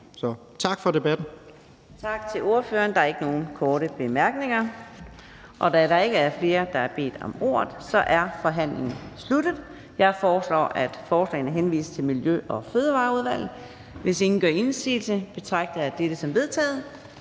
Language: Danish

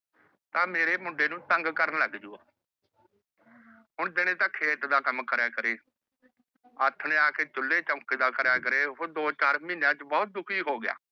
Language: Punjabi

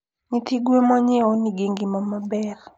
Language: Luo (Kenya and Tanzania)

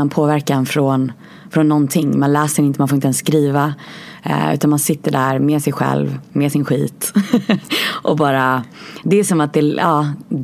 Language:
Swedish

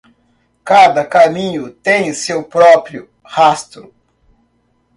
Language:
Portuguese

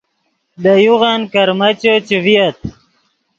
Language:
Yidgha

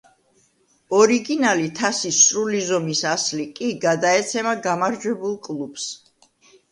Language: Georgian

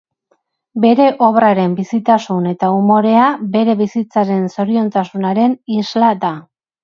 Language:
Basque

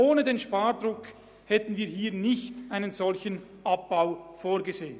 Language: Swiss German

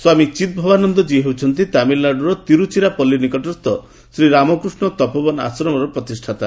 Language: Odia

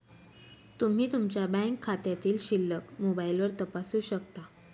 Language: Marathi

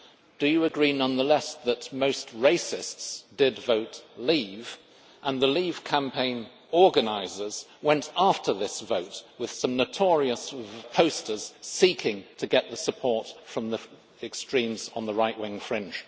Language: English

